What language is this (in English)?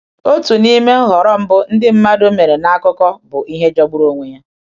Igbo